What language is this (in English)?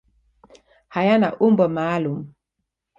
Swahili